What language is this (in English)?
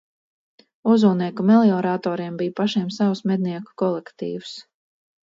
Latvian